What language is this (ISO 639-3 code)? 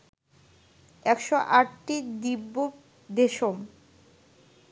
ben